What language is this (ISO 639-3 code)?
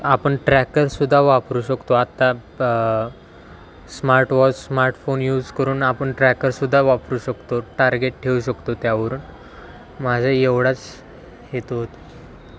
mar